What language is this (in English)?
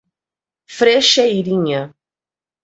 Portuguese